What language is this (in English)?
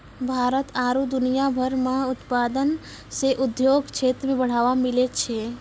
Maithili